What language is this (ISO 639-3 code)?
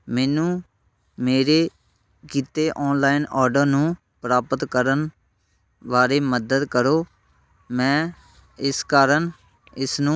pan